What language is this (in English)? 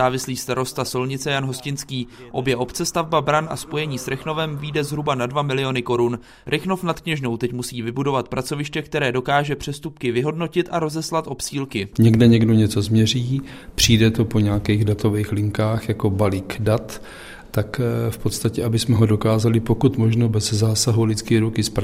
Czech